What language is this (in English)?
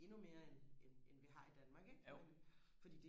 Danish